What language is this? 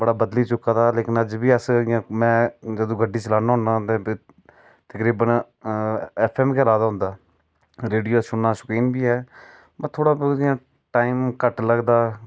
Dogri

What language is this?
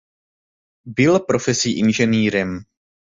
Czech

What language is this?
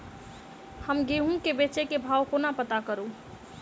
Maithili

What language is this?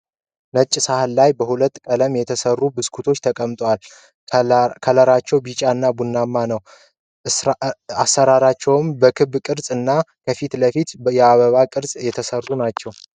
Amharic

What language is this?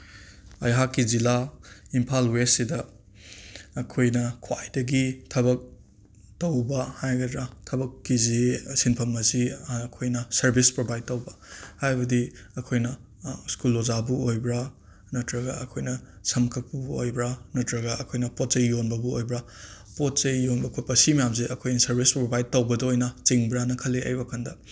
Manipuri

